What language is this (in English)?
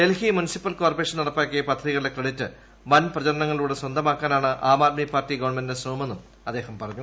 Malayalam